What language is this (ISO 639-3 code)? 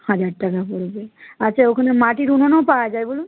ben